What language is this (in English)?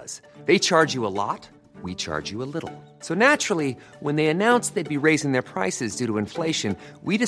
Swedish